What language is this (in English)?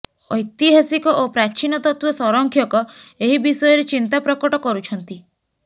Odia